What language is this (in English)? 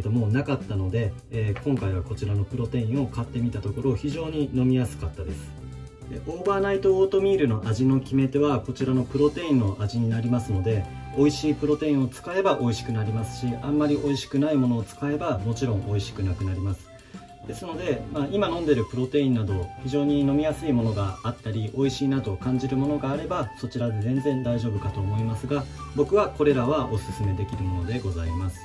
Japanese